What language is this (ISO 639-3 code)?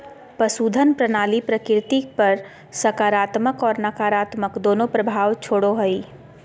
mag